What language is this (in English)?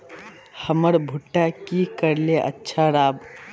Magahi